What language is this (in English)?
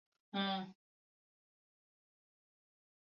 Uzbek